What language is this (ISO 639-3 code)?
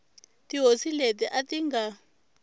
tso